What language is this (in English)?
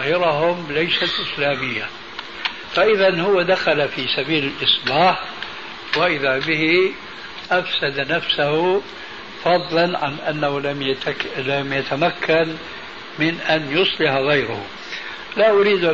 Arabic